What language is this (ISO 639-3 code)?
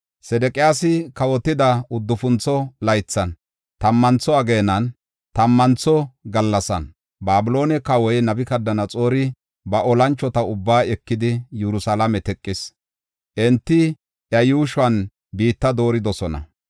gof